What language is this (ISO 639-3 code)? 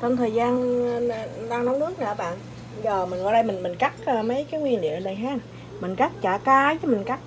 vie